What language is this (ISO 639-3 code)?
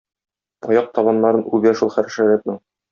tat